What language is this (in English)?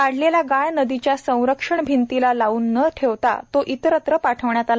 Marathi